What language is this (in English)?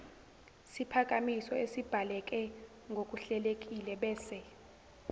Zulu